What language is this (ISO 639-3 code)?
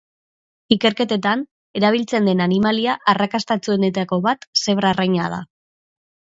eus